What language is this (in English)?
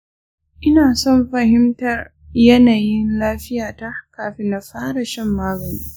Hausa